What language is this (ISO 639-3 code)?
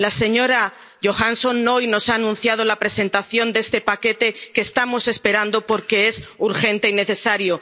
spa